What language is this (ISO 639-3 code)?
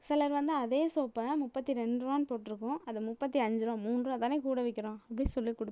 tam